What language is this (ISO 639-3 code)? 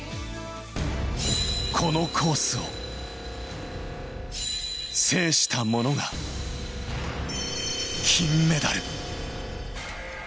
jpn